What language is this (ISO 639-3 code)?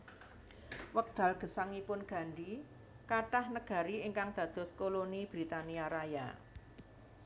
jav